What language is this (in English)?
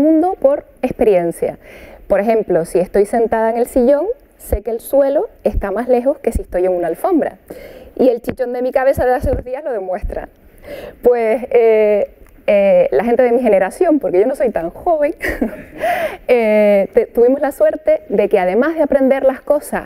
Spanish